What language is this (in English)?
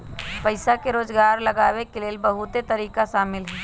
Magahi